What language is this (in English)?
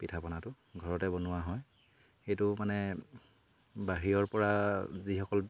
Assamese